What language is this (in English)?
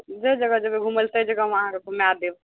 Maithili